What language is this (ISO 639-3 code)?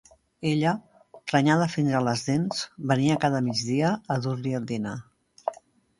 cat